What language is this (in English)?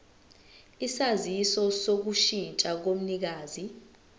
Zulu